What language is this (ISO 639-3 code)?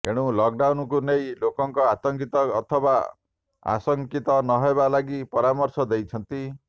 ori